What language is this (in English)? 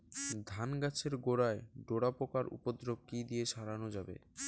Bangla